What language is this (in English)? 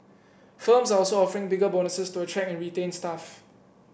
English